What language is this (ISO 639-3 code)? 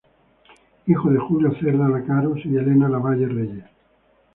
spa